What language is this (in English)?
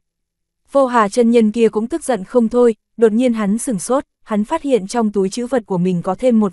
Vietnamese